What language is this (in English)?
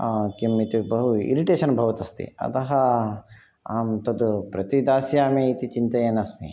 Sanskrit